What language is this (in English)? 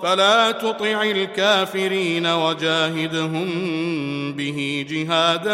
Arabic